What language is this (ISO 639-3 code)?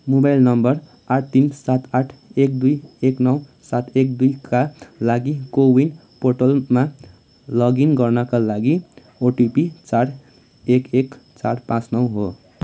nep